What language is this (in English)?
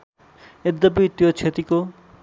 Nepali